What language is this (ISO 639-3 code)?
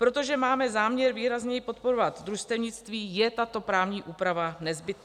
ces